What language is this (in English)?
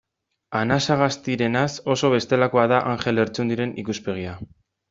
Basque